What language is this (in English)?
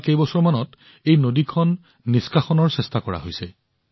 Assamese